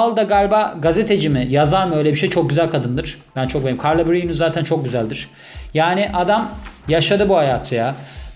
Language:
Turkish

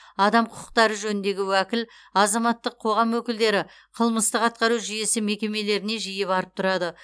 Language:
Kazakh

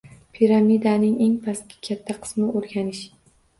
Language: Uzbek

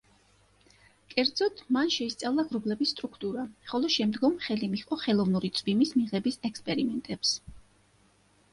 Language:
Georgian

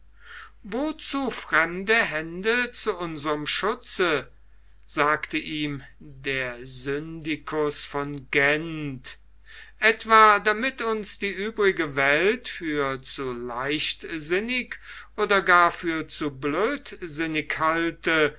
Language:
German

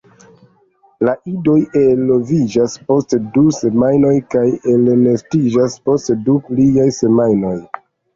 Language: Esperanto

